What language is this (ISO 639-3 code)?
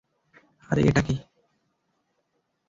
ben